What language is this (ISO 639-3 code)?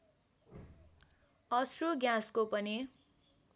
nep